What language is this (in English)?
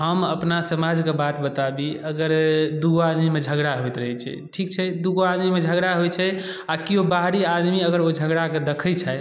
Maithili